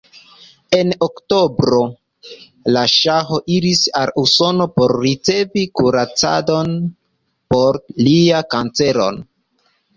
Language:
Esperanto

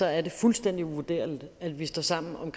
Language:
Danish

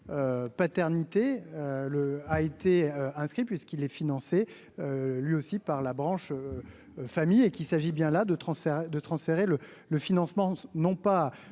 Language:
French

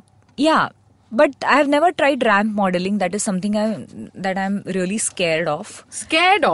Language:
Marathi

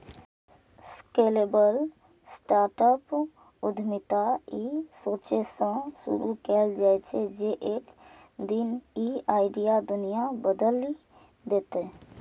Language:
Maithili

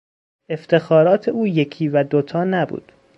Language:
Persian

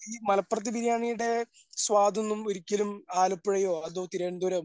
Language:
Malayalam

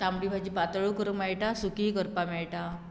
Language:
Konkani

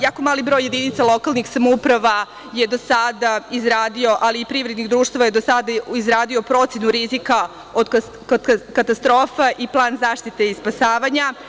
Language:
Serbian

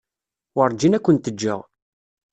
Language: Kabyle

